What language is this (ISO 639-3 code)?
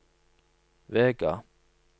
nor